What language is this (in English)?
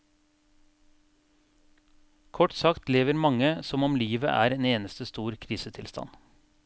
Norwegian